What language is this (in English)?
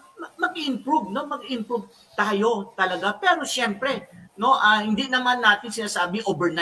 Filipino